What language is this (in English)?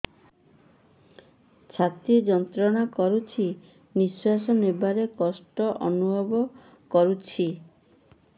Odia